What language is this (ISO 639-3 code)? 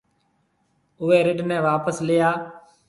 mve